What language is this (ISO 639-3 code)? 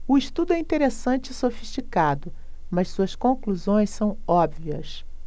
por